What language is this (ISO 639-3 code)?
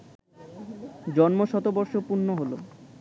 ben